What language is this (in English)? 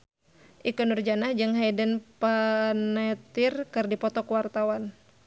Sundanese